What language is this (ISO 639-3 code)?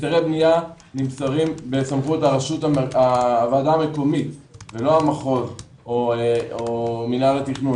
heb